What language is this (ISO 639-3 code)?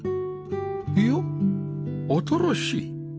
jpn